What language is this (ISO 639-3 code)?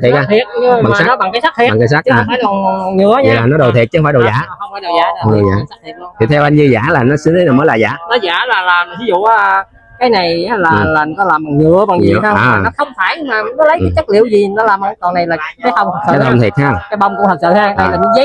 vie